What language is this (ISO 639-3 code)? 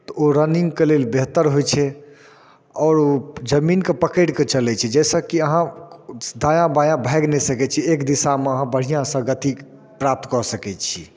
mai